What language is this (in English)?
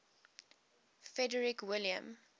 English